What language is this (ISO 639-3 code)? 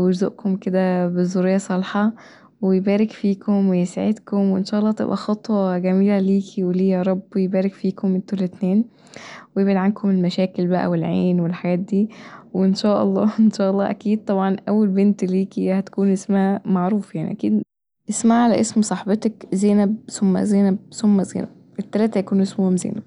arz